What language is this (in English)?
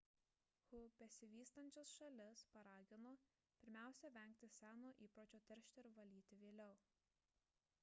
Lithuanian